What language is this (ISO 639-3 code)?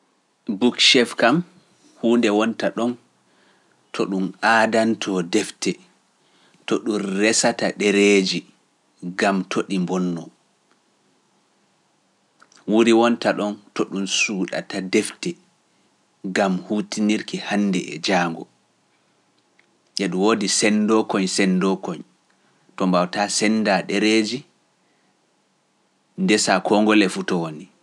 fuf